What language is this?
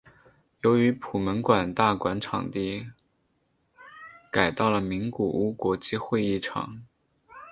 Chinese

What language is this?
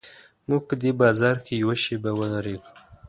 Pashto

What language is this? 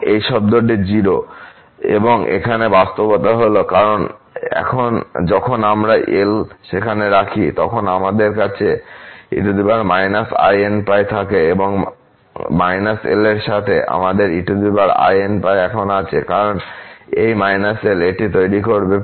Bangla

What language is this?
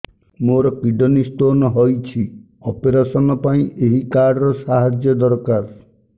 Odia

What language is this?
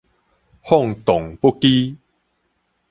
Min Nan Chinese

